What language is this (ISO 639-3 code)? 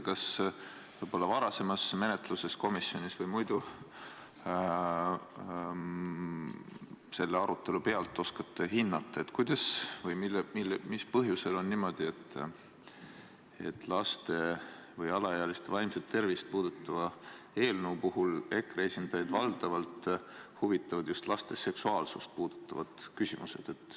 est